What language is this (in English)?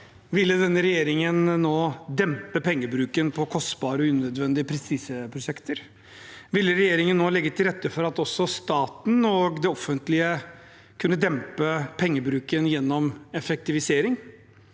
Norwegian